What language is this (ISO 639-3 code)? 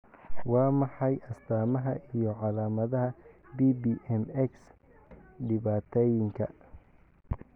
som